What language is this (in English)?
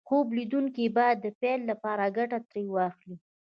Pashto